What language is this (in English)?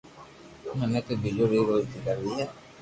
Loarki